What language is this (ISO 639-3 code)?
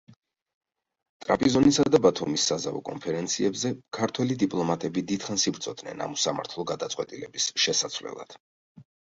kat